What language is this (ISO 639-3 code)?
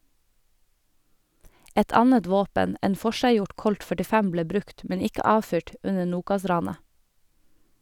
nor